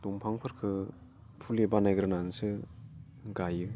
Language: Bodo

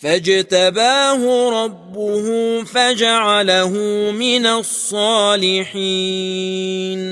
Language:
Arabic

